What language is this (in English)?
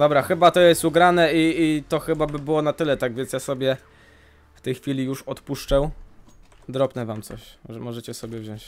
Polish